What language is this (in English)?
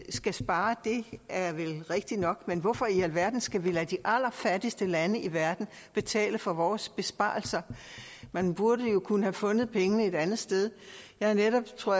Danish